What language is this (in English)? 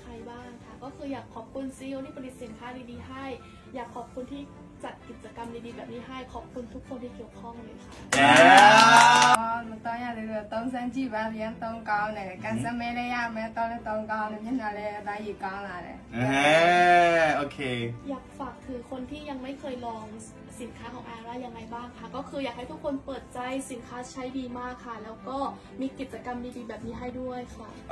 Thai